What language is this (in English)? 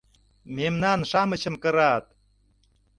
Mari